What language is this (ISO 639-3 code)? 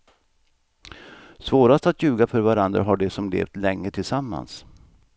swe